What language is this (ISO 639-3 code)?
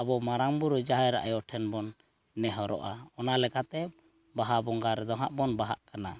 sat